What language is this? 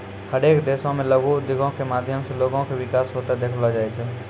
Maithili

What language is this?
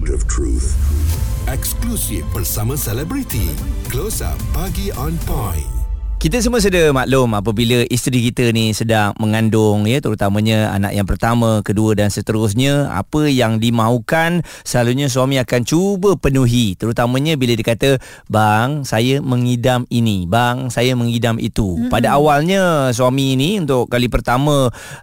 Malay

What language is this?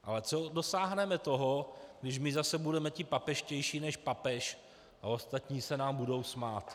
Czech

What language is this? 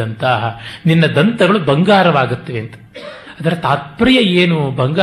Kannada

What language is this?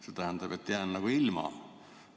Estonian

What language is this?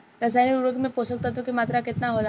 Bhojpuri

